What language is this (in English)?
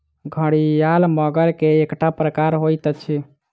Maithili